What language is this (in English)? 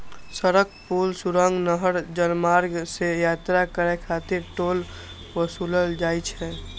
Maithili